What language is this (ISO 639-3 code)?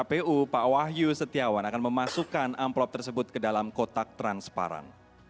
ind